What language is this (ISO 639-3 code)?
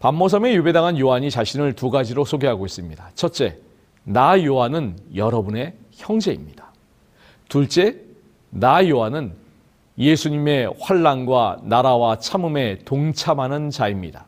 kor